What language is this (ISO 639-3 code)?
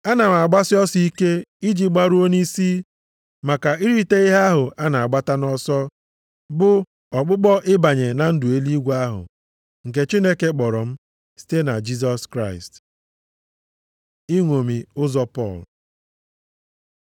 ibo